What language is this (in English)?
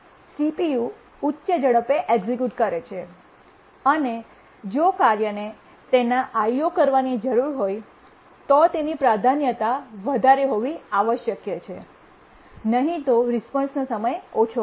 Gujarati